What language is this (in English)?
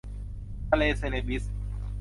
Thai